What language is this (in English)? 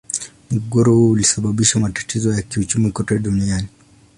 Swahili